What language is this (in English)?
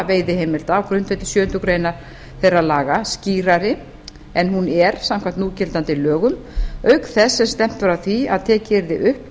Icelandic